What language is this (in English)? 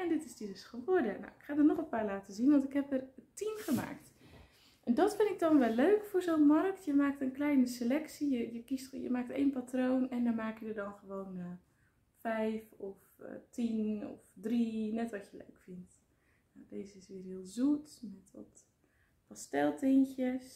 Dutch